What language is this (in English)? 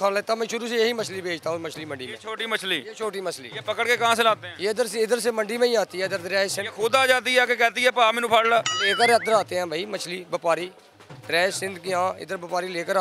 Hindi